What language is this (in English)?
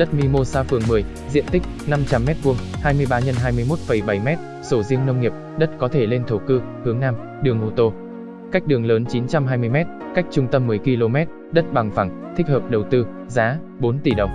Vietnamese